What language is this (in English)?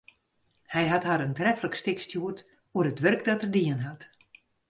Western Frisian